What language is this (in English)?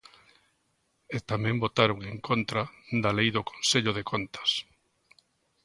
Galician